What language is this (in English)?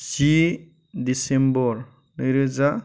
Bodo